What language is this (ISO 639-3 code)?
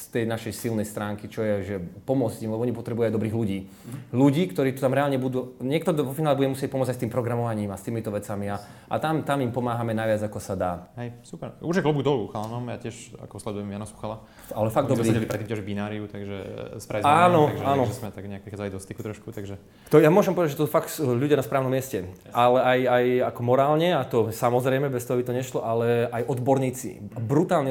slk